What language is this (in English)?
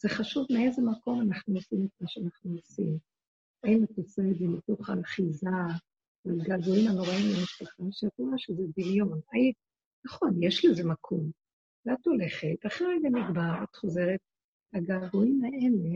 Hebrew